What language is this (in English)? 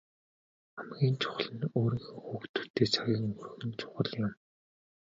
Mongolian